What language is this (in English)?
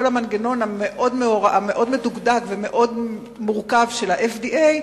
Hebrew